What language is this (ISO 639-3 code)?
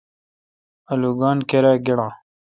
xka